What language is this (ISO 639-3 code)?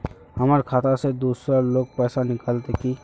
mag